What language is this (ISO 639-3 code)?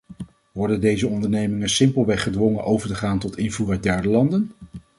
nld